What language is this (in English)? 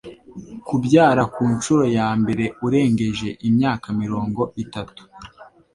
Kinyarwanda